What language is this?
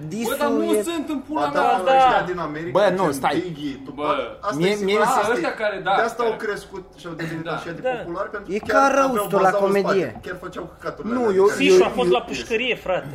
Romanian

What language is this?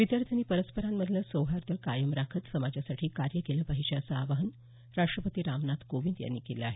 Marathi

